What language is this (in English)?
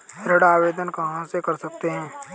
Hindi